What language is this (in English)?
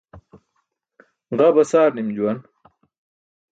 Burushaski